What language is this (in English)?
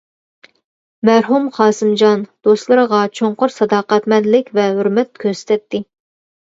Uyghur